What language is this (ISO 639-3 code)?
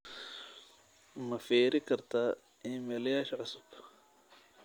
som